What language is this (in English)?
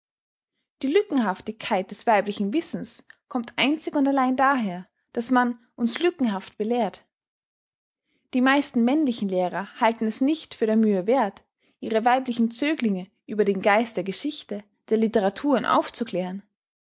German